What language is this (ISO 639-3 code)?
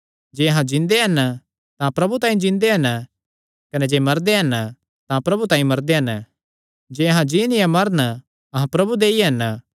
xnr